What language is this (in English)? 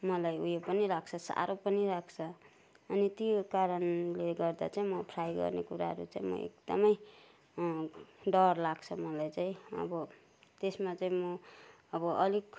Nepali